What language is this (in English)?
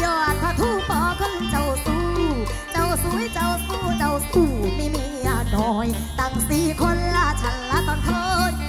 Thai